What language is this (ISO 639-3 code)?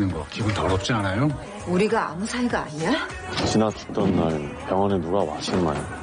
kor